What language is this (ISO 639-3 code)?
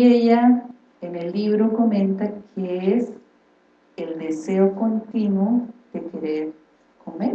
spa